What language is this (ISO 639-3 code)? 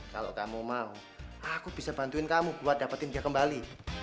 ind